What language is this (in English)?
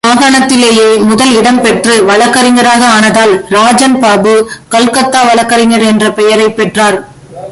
Tamil